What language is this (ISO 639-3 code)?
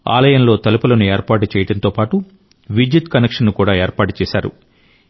tel